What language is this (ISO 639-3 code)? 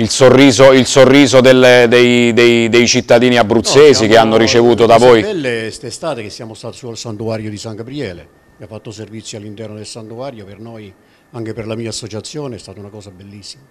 ita